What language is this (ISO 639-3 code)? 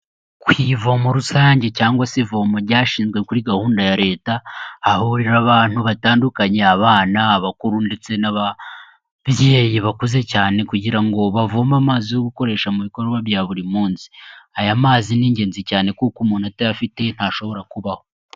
kin